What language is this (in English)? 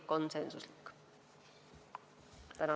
Estonian